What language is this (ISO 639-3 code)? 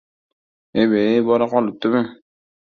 uzb